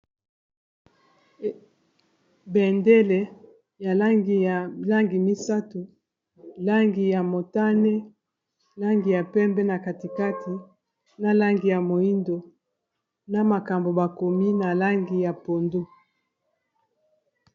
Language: Lingala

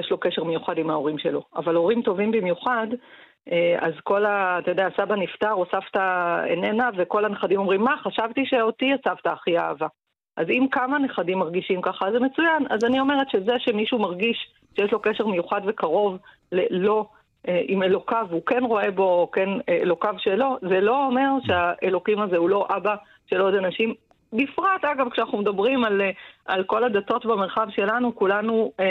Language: Hebrew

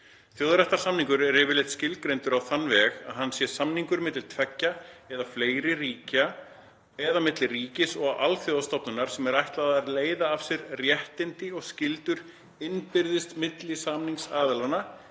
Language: Icelandic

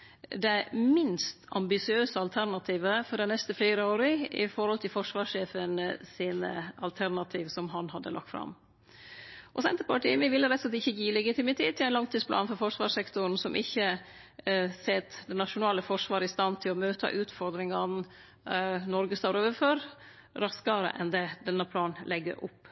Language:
Norwegian Nynorsk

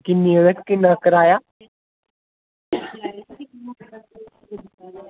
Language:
Dogri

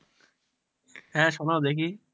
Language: Bangla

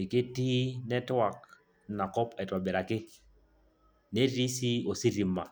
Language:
Masai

